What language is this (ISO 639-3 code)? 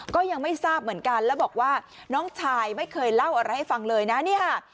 tha